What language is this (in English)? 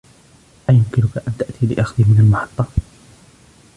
Arabic